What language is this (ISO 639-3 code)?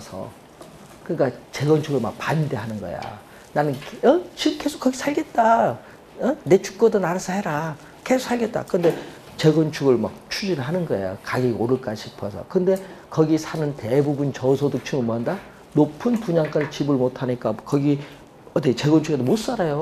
kor